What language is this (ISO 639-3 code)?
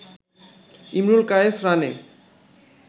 ben